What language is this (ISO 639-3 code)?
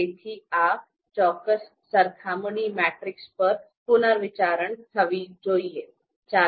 guj